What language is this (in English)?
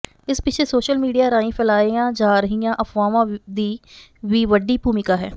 Punjabi